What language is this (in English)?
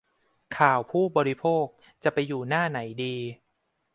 Thai